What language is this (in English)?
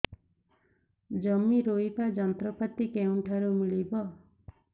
Odia